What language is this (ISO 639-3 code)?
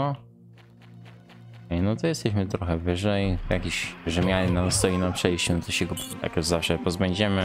pol